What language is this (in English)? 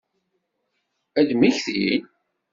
Kabyle